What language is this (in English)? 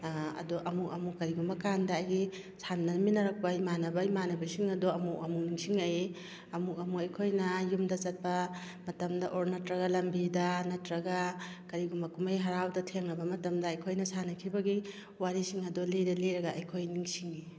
Manipuri